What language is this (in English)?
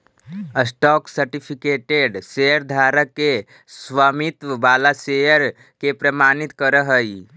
Magahi